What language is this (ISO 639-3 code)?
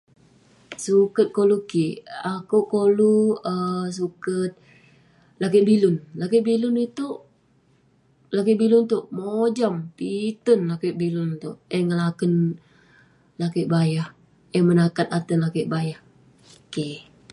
pne